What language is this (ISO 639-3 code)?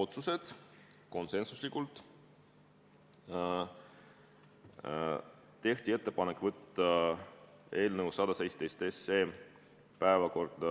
est